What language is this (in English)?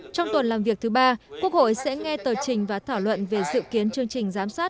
Vietnamese